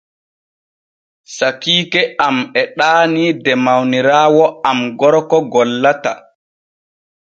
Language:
Borgu Fulfulde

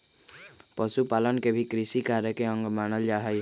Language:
Magahi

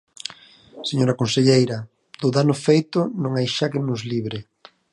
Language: Galician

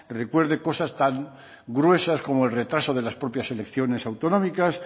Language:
Spanish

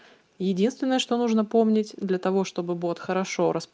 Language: Russian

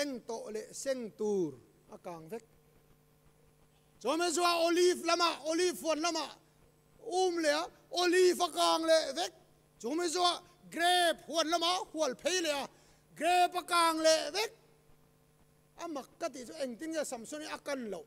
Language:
Thai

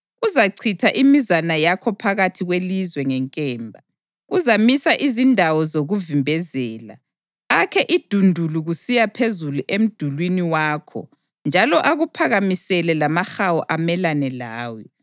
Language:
North Ndebele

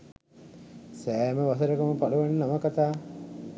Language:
Sinhala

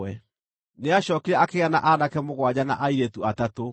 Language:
Kikuyu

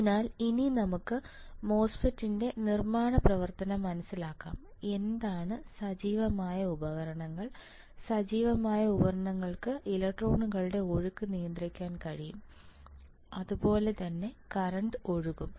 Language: Malayalam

